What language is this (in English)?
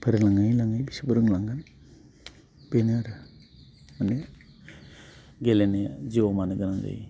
Bodo